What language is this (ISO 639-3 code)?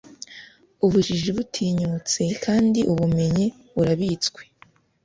kin